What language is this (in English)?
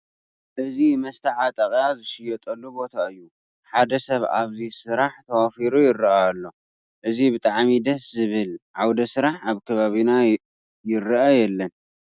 Tigrinya